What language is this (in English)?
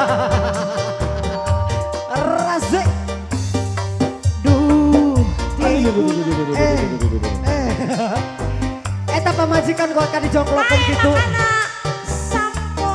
Indonesian